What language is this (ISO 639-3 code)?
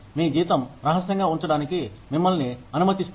tel